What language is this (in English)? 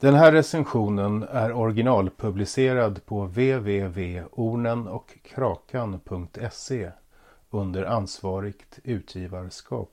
Swedish